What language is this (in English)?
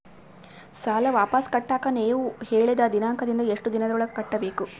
Kannada